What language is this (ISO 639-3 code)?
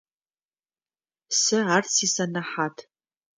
ady